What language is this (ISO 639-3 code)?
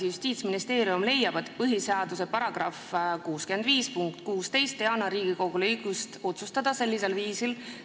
est